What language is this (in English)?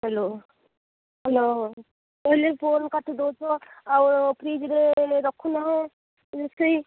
Odia